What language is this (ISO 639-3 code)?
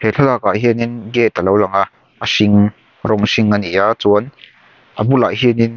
lus